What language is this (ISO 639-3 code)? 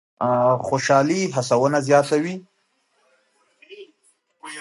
pus